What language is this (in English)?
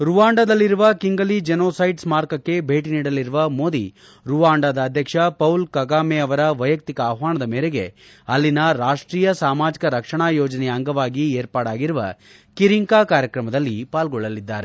Kannada